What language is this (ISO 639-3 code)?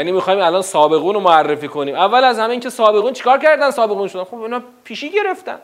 fas